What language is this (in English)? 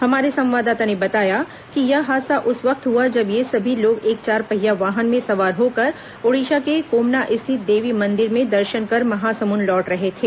Hindi